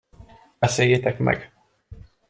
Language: Hungarian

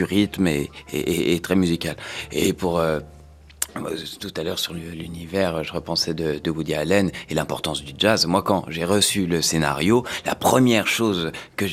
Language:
French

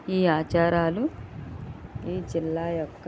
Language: Telugu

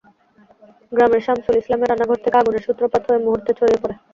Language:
Bangla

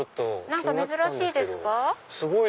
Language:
Japanese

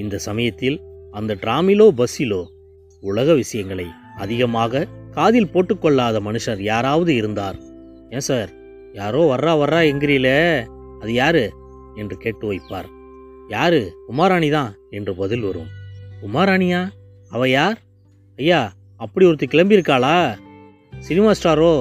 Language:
Tamil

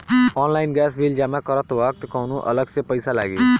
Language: Bhojpuri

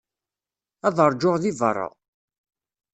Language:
Kabyle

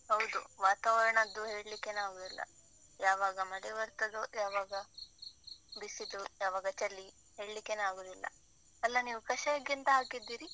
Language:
Kannada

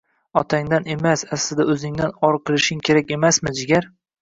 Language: Uzbek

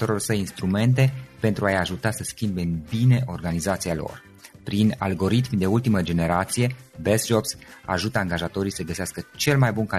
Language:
Romanian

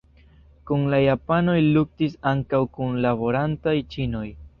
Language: Esperanto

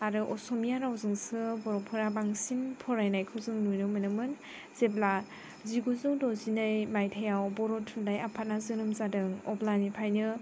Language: Bodo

